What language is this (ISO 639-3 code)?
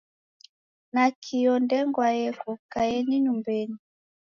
dav